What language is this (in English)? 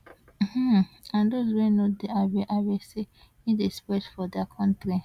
Nigerian Pidgin